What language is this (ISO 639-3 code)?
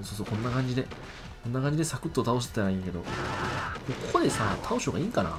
jpn